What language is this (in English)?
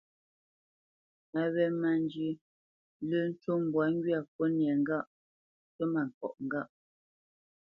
Bamenyam